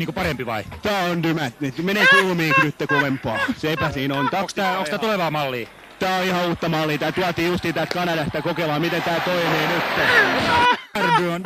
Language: Finnish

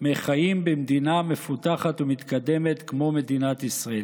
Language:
Hebrew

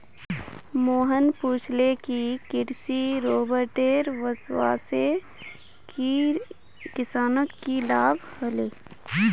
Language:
Magahi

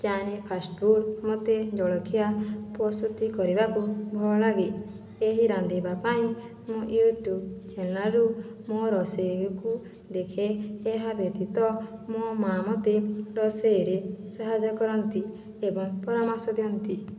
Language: Odia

